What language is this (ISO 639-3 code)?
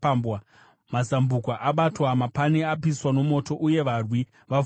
sna